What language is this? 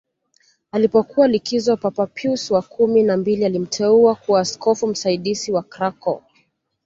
Swahili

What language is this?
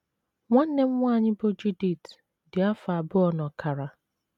Igbo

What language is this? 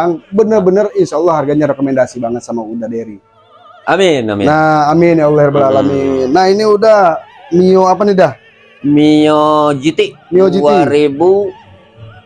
Indonesian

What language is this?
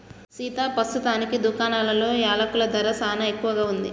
Telugu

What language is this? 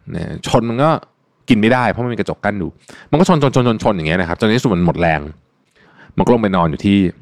Thai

